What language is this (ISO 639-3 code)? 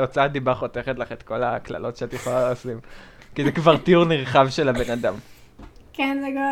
heb